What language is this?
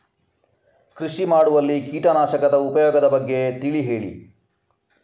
Kannada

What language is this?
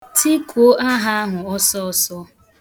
Igbo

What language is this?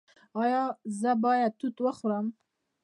Pashto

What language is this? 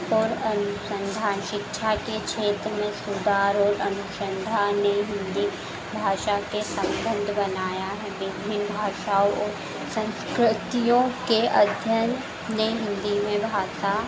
Hindi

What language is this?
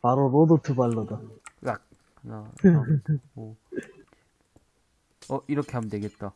Korean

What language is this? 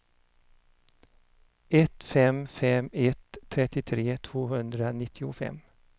Swedish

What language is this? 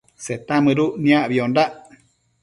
Matsés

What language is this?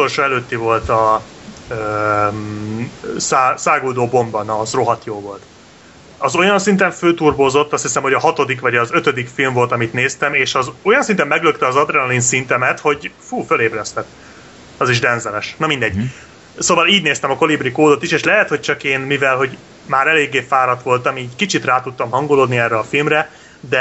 Hungarian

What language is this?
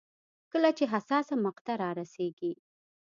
Pashto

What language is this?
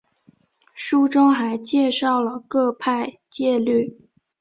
Chinese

